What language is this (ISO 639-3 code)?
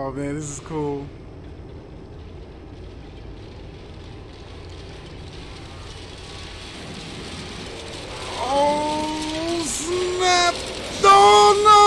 eng